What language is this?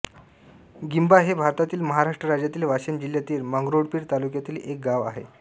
Marathi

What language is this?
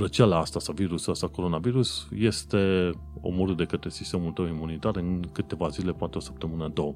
Romanian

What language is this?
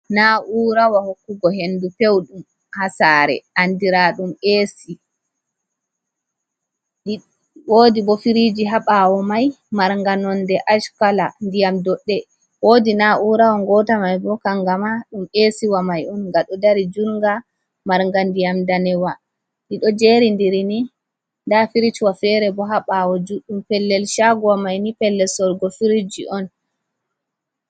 Fula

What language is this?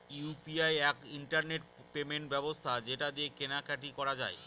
Bangla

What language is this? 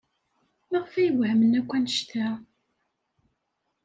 Kabyle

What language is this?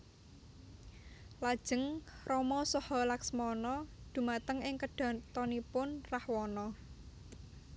Javanese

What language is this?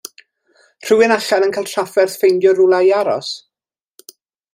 Welsh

